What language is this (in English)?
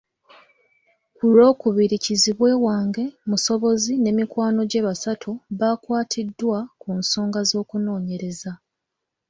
Ganda